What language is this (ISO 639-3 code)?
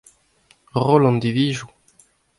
bre